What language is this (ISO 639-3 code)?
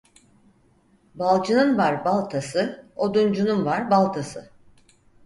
tur